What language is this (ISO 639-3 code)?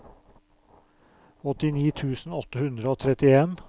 nor